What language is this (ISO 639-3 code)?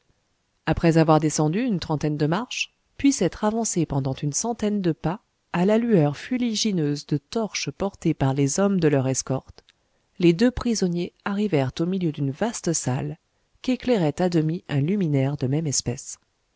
fra